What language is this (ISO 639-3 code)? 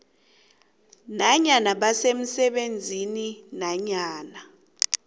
nbl